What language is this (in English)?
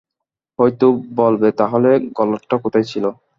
Bangla